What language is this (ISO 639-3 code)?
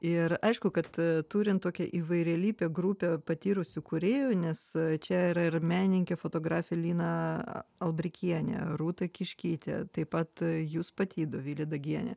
lit